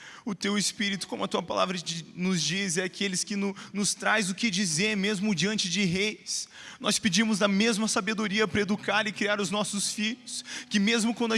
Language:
Portuguese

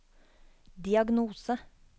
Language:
Norwegian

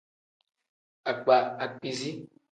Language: Tem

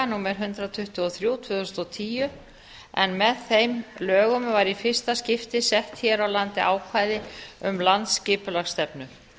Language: Icelandic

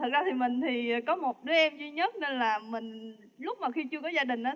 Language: Vietnamese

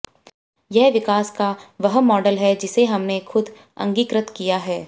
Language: Hindi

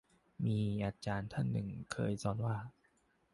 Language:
Thai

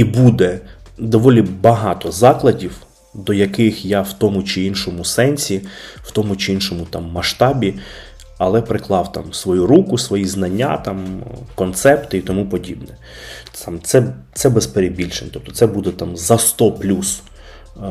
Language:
Ukrainian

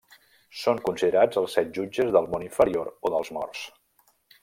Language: Catalan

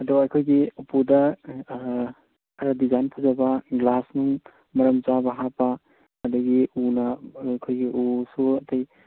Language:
Manipuri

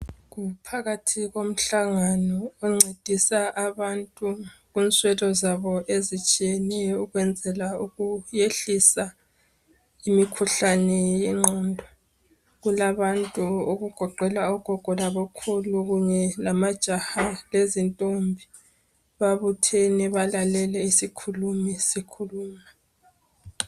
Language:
North Ndebele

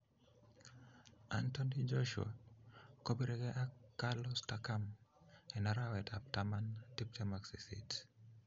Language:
Kalenjin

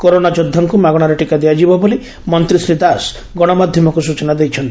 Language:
Odia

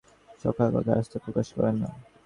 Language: Bangla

